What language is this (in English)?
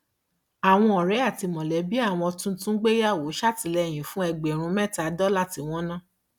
Yoruba